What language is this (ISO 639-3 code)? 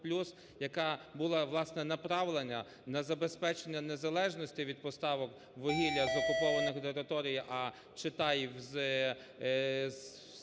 ukr